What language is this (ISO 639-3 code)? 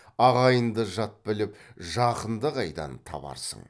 kaz